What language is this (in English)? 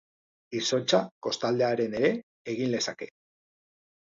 Basque